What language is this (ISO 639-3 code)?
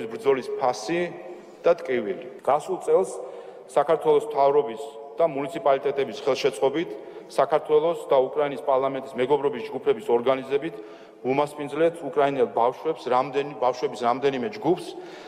ron